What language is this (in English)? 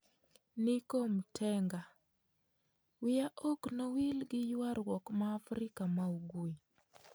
Luo (Kenya and Tanzania)